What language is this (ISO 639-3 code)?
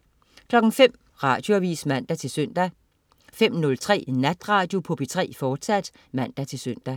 dan